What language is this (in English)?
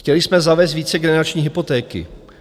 Czech